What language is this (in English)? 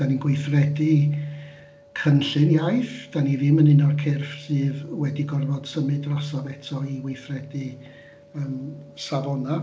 Welsh